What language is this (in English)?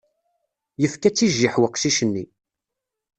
Kabyle